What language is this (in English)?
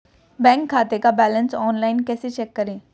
Hindi